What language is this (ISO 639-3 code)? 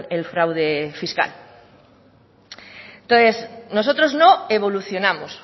spa